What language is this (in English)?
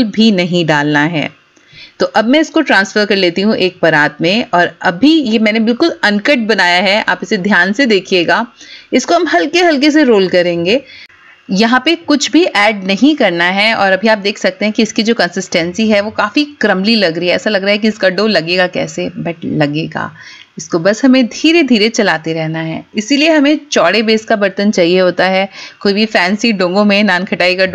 Hindi